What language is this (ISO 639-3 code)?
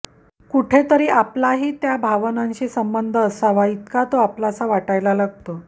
mar